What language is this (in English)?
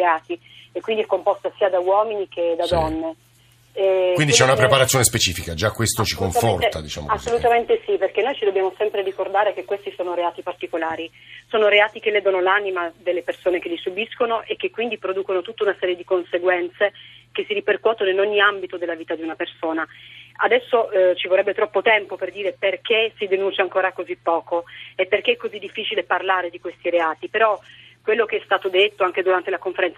Italian